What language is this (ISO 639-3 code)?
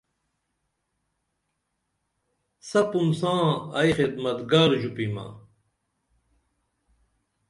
dml